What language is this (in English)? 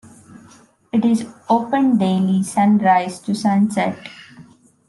English